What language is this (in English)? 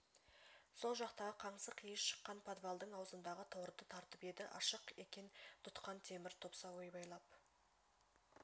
Kazakh